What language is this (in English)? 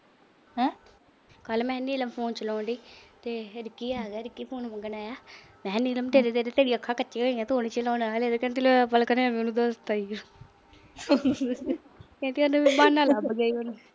Punjabi